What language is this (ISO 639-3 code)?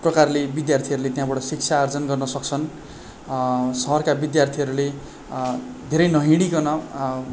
nep